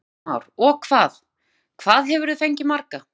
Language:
Icelandic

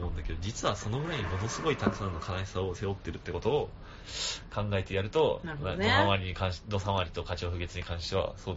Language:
Japanese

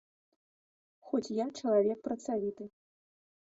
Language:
Belarusian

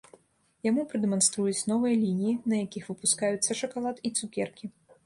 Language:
Belarusian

